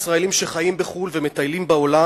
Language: Hebrew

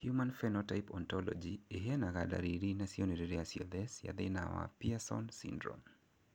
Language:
Kikuyu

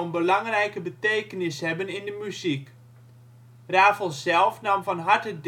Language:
Dutch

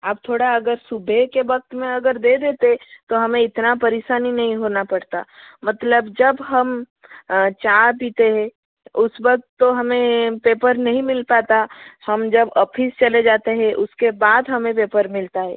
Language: Hindi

